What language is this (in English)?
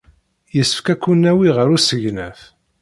Kabyle